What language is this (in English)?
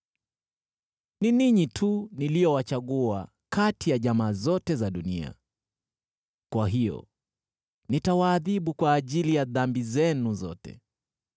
Swahili